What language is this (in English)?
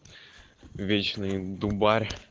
Russian